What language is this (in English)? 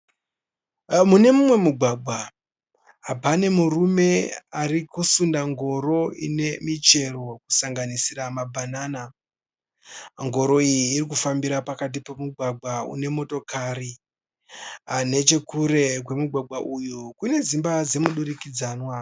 Shona